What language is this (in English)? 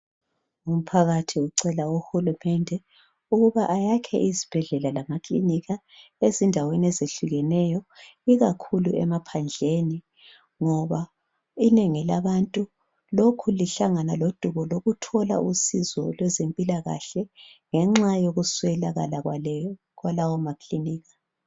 North Ndebele